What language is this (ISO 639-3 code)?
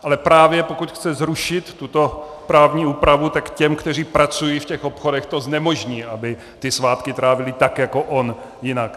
ces